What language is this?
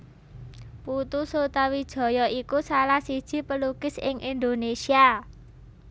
Javanese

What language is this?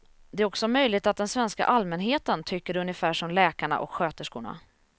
Swedish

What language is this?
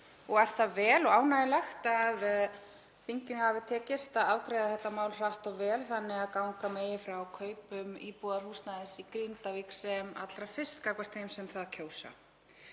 Icelandic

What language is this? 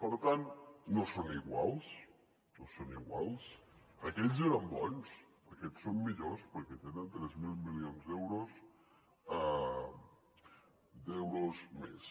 Catalan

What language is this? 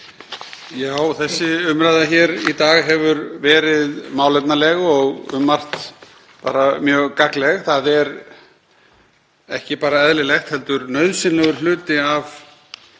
Icelandic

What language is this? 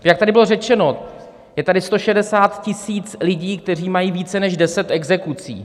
Czech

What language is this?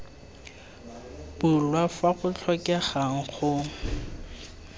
Tswana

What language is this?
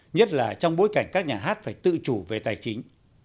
Vietnamese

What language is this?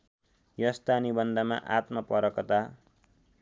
Nepali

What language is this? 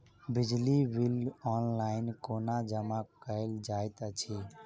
Maithili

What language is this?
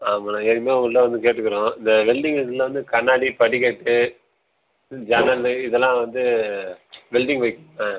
Tamil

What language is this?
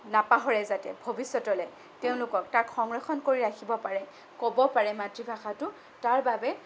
Assamese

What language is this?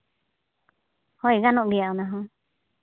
Santali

